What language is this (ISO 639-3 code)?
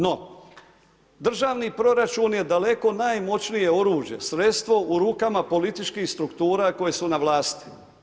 hrv